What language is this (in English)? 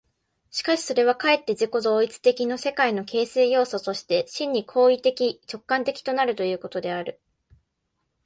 Japanese